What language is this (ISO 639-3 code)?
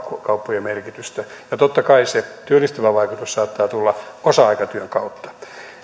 fin